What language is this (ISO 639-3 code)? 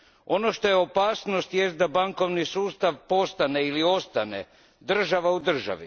hrv